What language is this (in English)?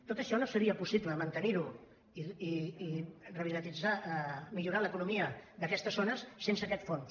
Catalan